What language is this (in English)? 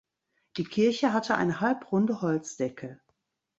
German